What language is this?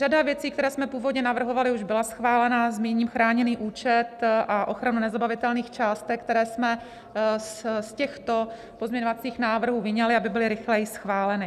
Czech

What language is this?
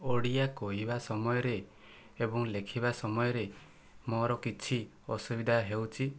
Odia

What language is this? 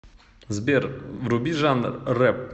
Russian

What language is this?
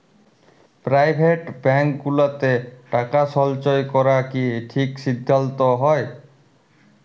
Bangla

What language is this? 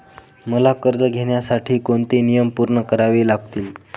Marathi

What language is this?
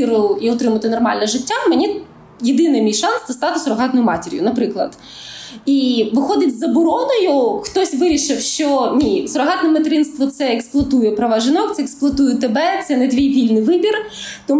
Ukrainian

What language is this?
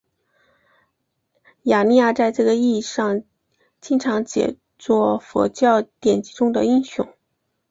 Chinese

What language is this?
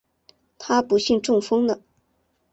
Chinese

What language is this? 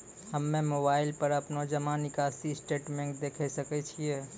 Maithili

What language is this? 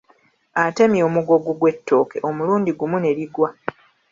Ganda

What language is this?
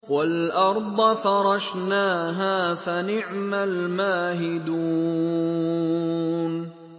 Arabic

